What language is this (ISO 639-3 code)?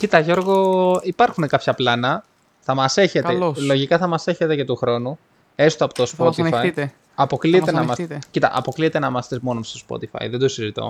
ell